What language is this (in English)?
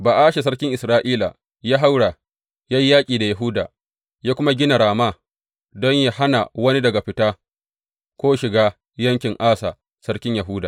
Hausa